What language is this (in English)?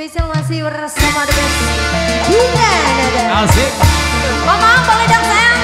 Indonesian